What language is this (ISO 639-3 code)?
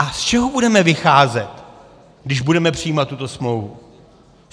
ces